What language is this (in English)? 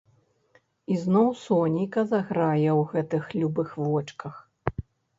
Belarusian